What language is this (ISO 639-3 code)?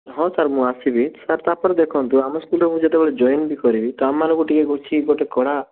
ori